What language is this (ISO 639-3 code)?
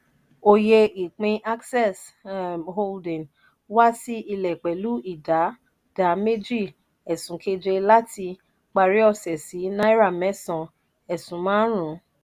yor